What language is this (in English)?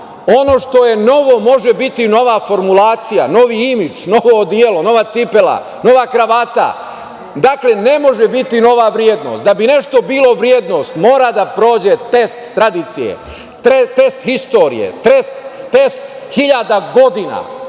Serbian